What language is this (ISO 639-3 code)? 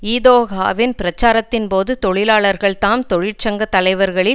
tam